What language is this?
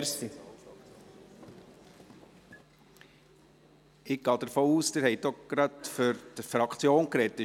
Swiss German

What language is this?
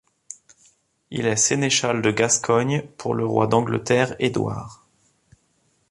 French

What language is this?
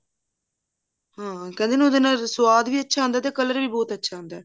Punjabi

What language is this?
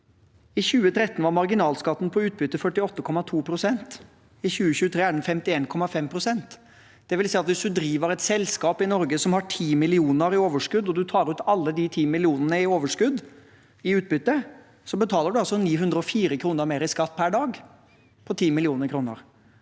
Norwegian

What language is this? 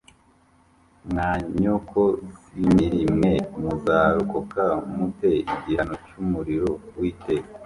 Kinyarwanda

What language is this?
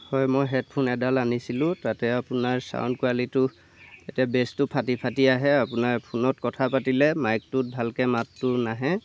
Assamese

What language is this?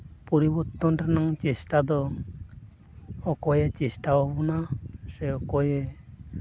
Santali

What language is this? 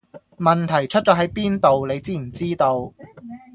Cantonese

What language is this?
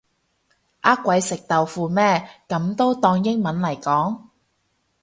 Cantonese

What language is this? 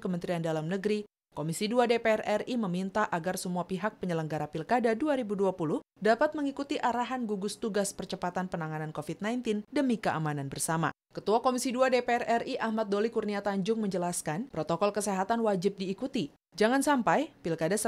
Indonesian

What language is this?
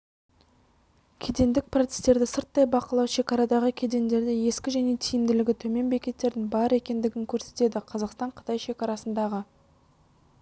Kazakh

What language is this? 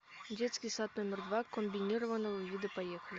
Russian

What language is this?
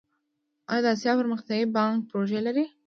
Pashto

